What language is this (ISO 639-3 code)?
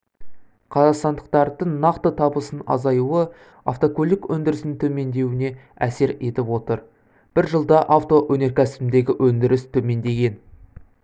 kaz